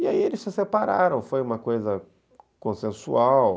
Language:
Portuguese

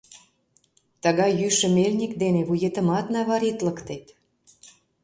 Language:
Mari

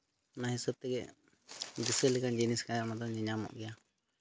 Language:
Santali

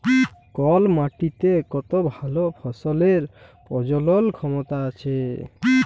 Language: Bangla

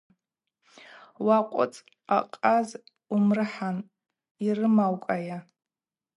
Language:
Abaza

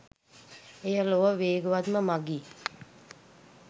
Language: Sinhala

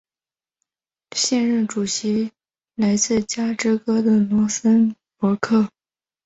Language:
Chinese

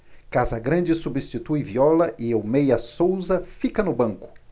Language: Portuguese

